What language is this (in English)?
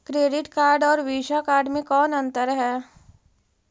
Magahi